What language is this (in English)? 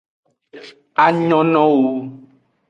Aja (Benin)